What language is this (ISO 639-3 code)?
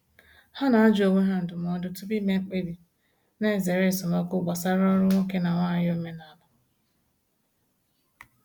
ibo